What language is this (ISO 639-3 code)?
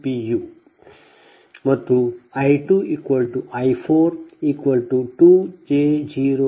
kan